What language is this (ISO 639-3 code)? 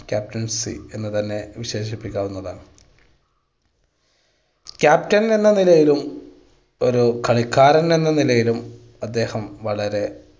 mal